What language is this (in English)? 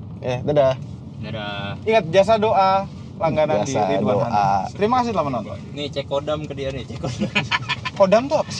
Indonesian